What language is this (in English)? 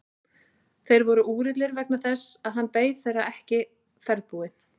Icelandic